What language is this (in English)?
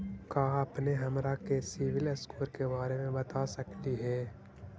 Magahi